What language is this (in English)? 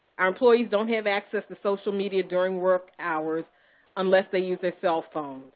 English